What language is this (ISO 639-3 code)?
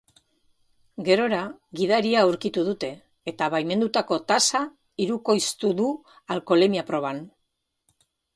eus